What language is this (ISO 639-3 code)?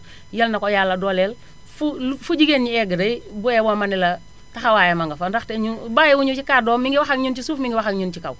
wol